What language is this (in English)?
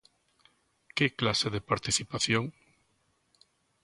Galician